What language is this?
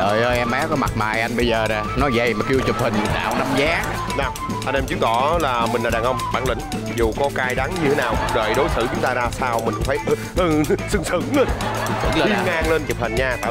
Vietnamese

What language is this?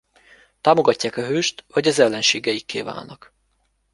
Hungarian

